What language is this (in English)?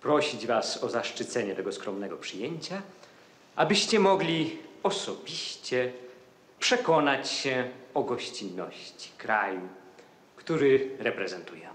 Polish